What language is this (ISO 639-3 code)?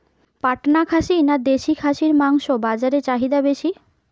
ben